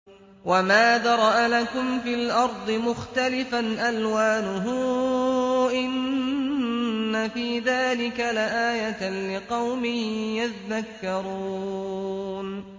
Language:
Arabic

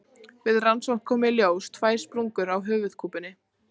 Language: Icelandic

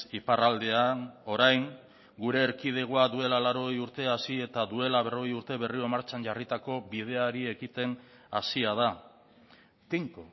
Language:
Basque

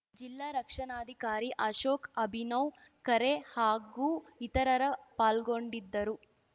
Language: Kannada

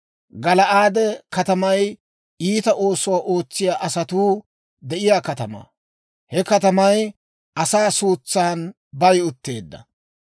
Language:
Dawro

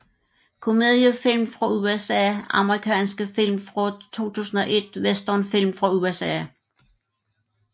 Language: Danish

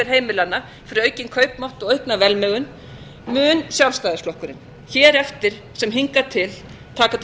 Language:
Icelandic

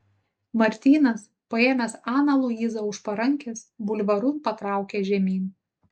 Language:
Lithuanian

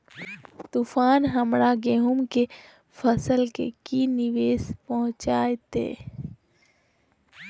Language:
Magahi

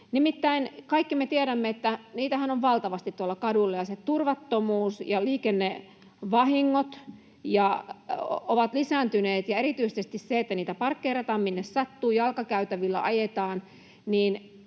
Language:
Finnish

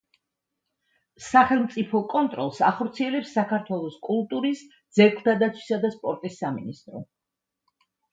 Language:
Georgian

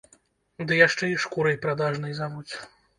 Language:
Belarusian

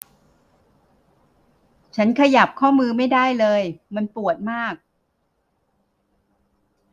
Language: Thai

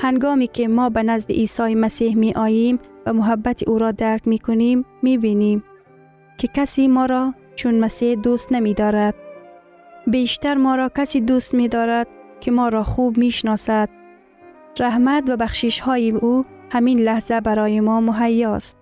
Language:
Persian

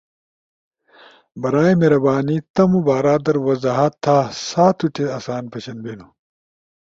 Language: Ushojo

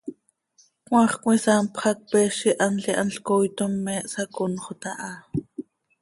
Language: Seri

